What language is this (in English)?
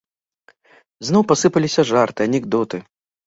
Belarusian